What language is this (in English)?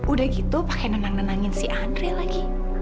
Indonesian